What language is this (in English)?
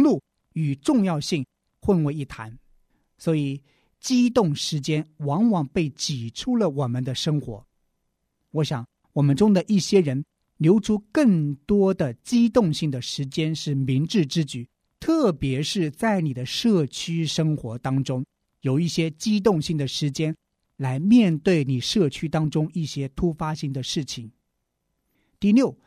Chinese